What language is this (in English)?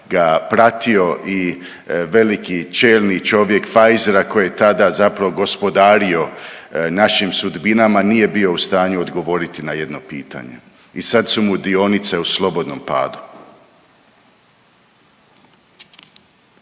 Croatian